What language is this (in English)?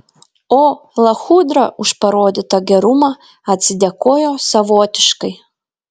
Lithuanian